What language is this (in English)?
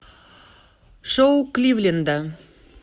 Russian